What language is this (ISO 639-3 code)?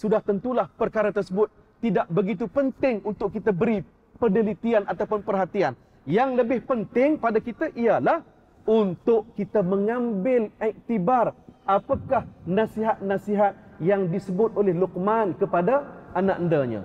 msa